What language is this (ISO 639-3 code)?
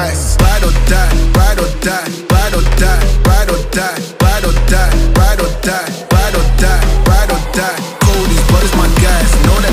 eng